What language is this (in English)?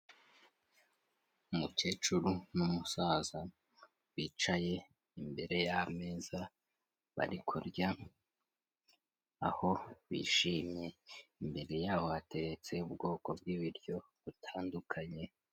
Kinyarwanda